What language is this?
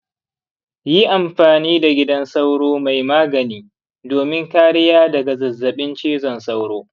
Hausa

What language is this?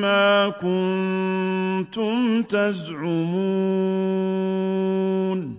Arabic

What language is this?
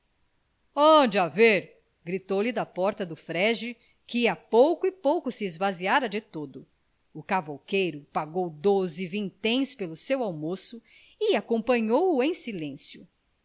Portuguese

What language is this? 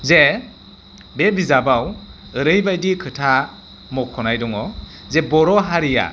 Bodo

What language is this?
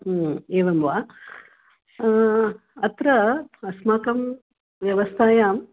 Sanskrit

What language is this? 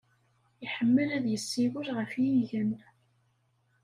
Kabyle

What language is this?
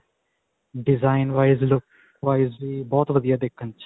Punjabi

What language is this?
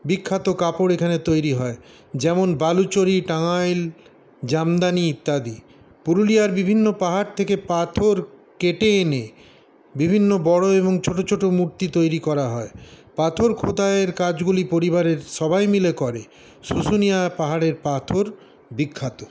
Bangla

